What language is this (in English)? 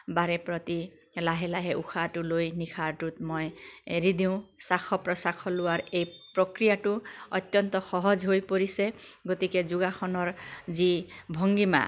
Assamese